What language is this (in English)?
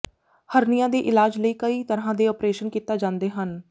Punjabi